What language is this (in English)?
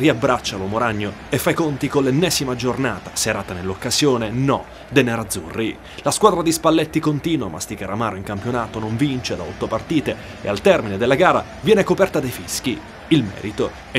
Italian